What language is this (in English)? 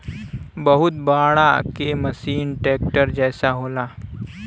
Bhojpuri